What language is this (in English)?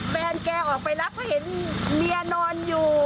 Thai